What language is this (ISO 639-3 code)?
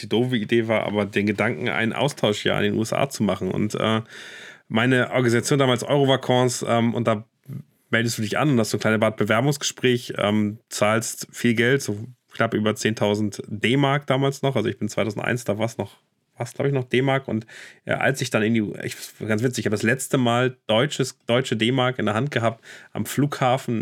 deu